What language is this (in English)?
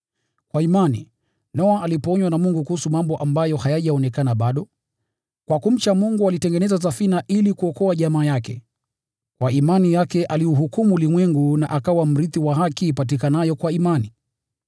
Swahili